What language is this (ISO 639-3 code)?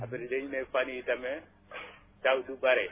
wol